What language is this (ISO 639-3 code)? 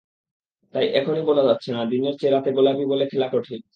ben